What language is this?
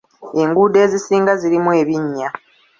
Ganda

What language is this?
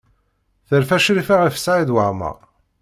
Kabyle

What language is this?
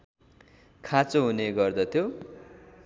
Nepali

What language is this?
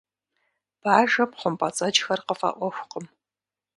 Kabardian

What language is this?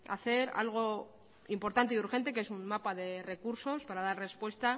Spanish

